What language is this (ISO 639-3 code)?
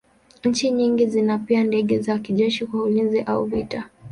swa